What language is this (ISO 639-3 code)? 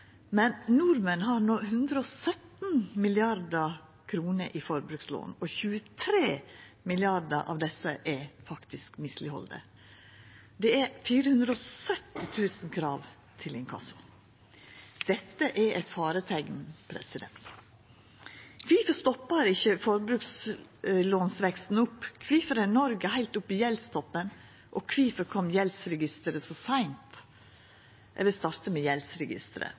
nno